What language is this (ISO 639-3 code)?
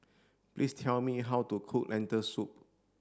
eng